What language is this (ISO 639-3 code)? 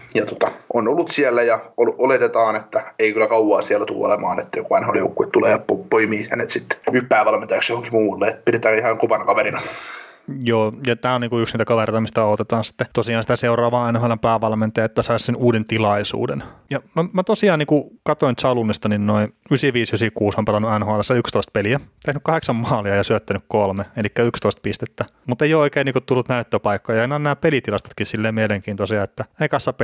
fin